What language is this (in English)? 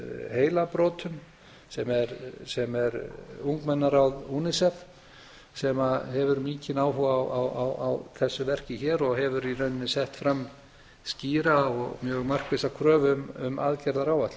Icelandic